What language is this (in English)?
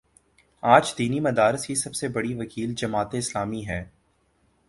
Urdu